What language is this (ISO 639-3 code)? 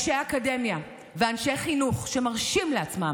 heb